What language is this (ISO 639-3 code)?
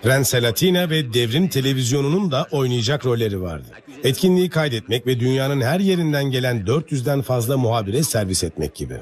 tur